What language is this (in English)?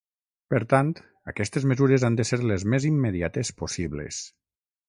Catalan